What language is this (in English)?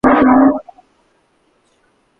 Bangla